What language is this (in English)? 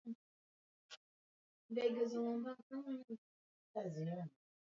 Swahili